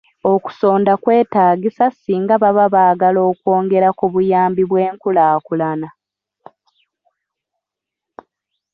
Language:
Ganda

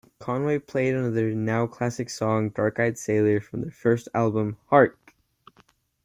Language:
English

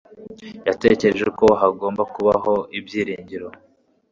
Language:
Kinyarwanda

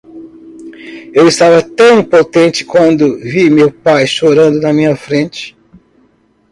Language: Portuguese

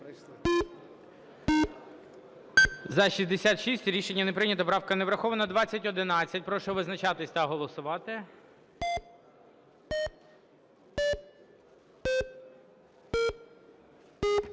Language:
Ukrainian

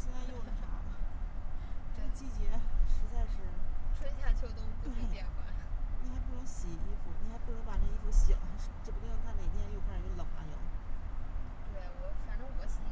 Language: Chinese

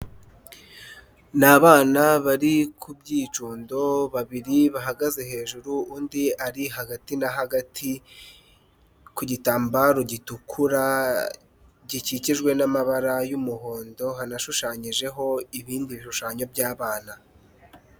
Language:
Kinyarwanda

